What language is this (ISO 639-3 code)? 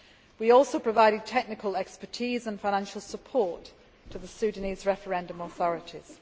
eng